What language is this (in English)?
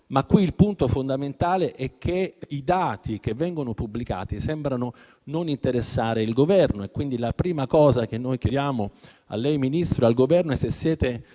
Italian